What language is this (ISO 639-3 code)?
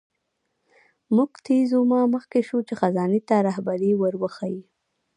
pus